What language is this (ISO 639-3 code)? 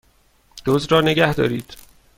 fas